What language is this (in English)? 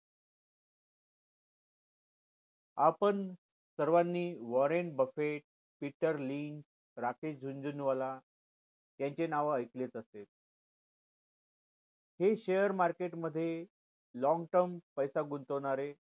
Marathi